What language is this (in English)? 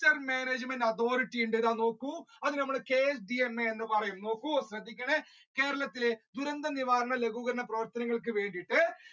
Malayalam